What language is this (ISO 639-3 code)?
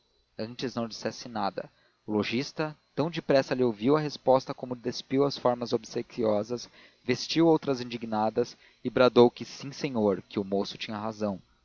por